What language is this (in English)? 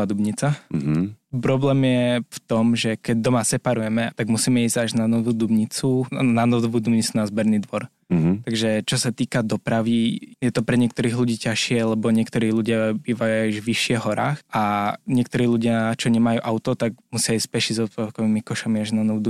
Slovak